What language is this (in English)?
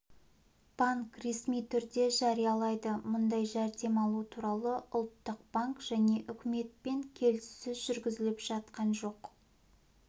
Kazakh